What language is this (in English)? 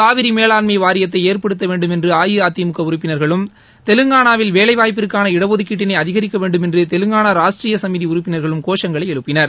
Tamil